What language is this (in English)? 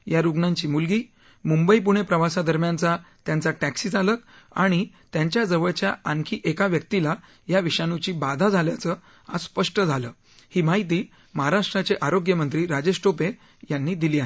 Marathi